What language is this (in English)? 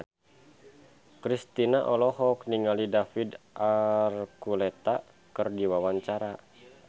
Sundanese